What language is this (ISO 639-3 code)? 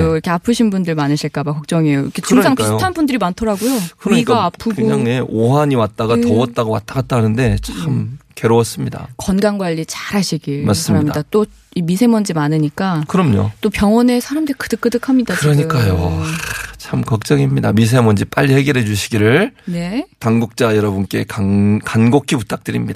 kor